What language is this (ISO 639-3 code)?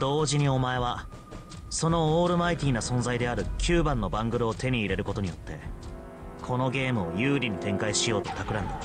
jpn